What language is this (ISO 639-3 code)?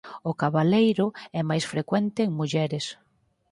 glg